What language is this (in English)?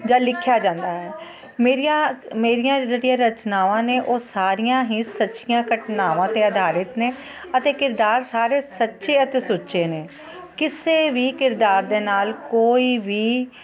Punjabi